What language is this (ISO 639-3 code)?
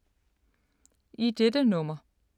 dan